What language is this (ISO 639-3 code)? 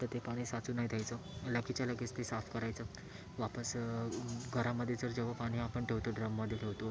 mar